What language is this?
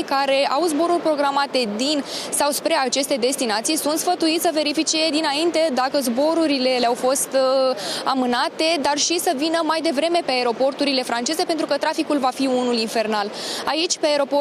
Romanian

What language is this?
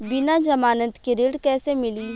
Bhojpuri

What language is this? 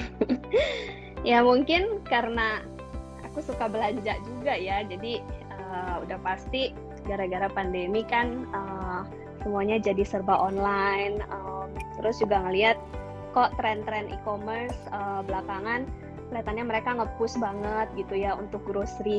Indonesian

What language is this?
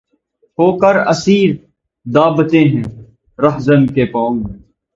Urdu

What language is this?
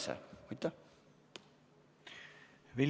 Estonian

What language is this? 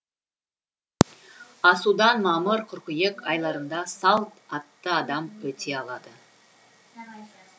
Kazakh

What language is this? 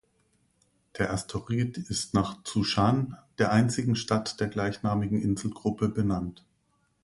German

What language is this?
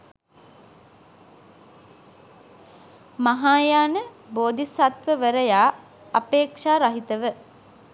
Sinhala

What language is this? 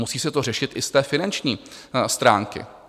Czech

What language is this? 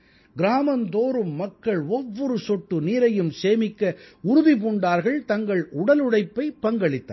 Tamil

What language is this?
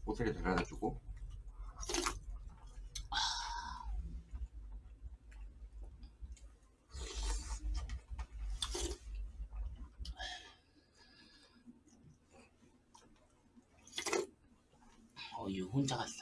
Korean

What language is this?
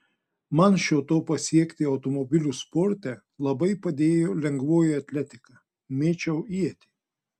Lithuanian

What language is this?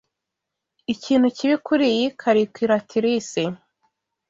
Kinyarwanda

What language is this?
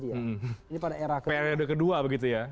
Indonesian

